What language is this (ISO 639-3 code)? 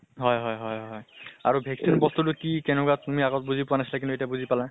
asm